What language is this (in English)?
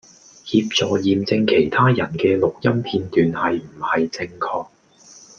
Cantonese